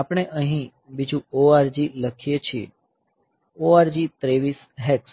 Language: Gujarati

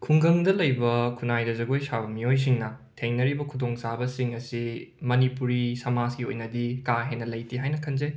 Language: Manipuri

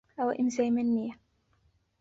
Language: Central Kurdish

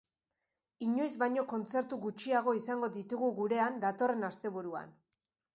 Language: Basque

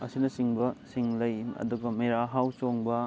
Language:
Manipuri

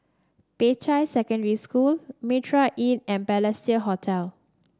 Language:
English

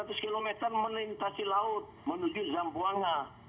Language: Indonesian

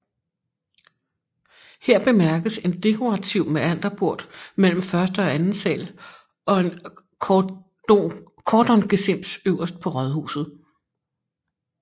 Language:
Danish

